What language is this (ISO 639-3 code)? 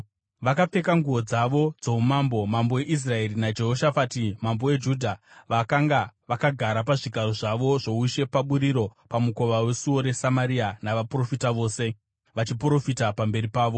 sna